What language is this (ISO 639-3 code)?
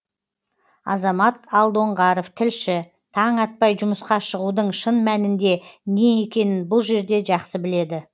kaz